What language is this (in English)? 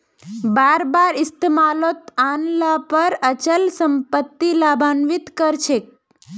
Magahi